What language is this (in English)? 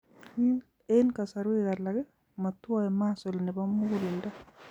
Kalenjin